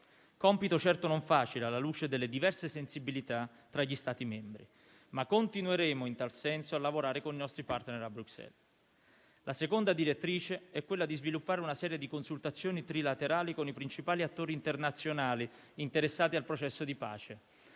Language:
Italian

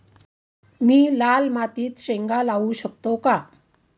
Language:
Marathi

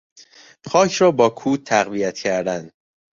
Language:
Persian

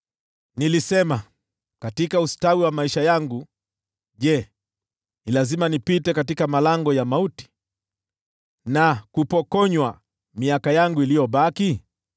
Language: Swahili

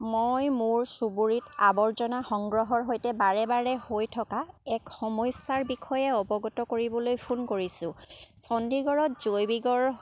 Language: Assamese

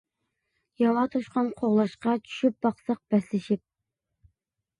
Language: Uyghur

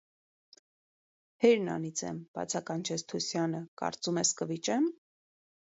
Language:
Armenian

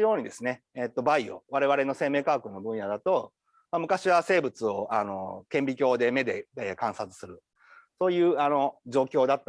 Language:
Japanese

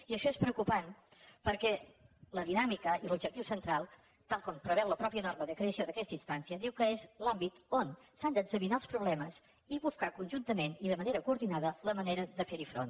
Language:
Catalan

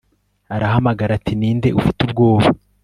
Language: Kinyarwanda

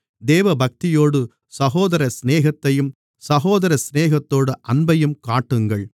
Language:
Tamil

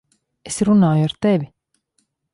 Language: Latvian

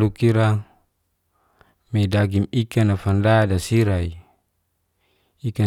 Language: Geser-Gorom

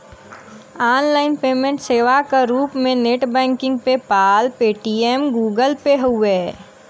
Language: Bhojpuri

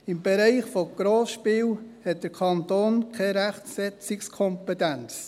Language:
Swiss German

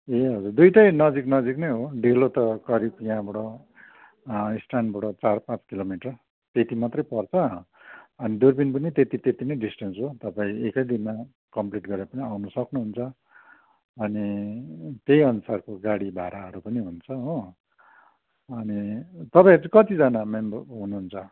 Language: Nepali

